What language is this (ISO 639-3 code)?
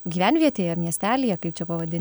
lit